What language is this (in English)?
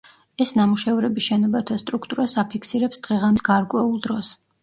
Georgian